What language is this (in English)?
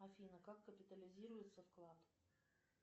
Russian